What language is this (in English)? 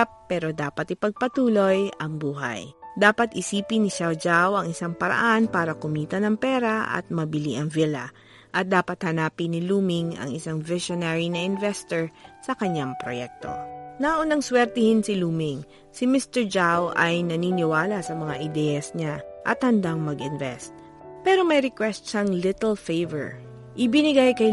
Filipino